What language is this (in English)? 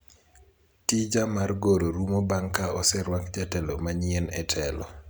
Luo (Kenya and Tanzania)